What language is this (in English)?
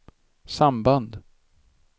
Swedish